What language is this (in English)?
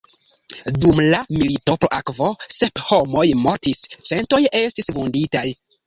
Esperanto